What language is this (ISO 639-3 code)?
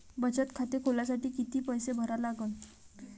mar